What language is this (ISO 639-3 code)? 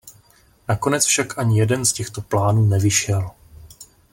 ces